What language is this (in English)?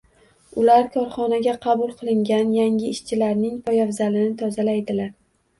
Uzbek